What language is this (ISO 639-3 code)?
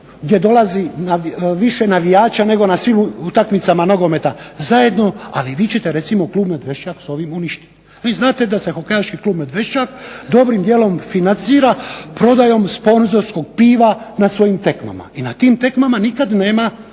hrv